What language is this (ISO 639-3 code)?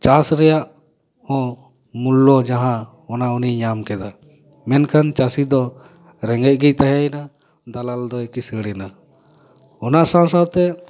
sat